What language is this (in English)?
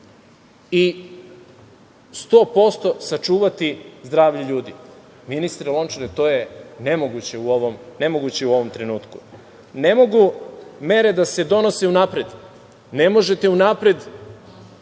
Serbian